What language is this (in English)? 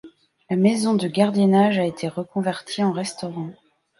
French